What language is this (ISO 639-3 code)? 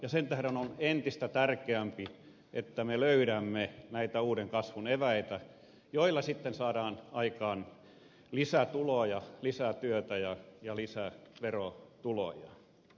fin